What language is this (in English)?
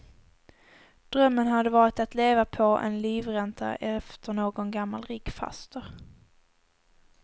Swedish